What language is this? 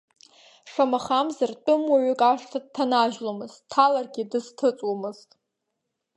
Abkhazian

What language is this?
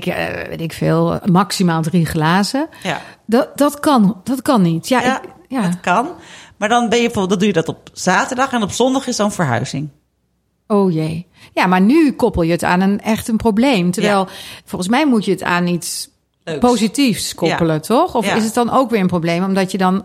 Dutch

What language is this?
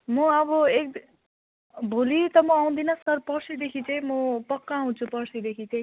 Nepali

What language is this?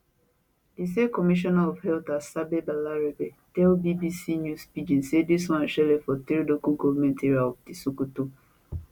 Nigerian Pidgin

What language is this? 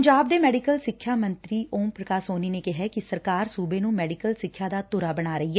Punjabi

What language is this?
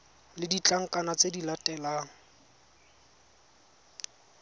Tswana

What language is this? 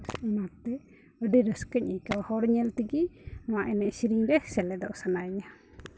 Santali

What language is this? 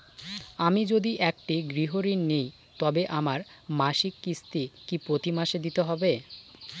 Bangla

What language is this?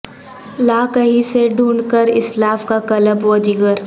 Urdu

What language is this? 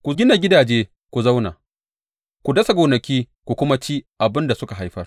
Hausa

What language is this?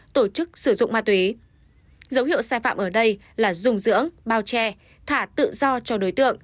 Vietnamese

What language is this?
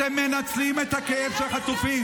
Hebrew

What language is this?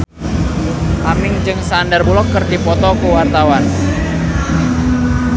Sundanese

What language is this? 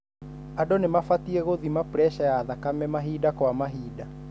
Kikuyu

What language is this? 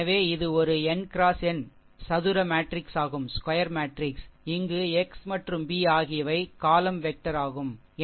Tamil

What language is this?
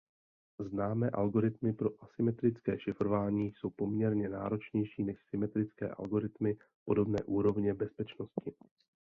Czech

